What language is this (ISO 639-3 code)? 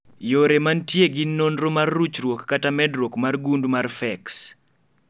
luo